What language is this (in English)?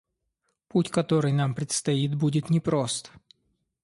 Russian